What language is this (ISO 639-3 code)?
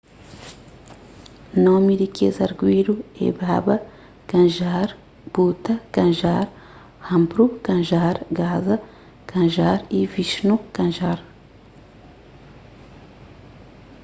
kea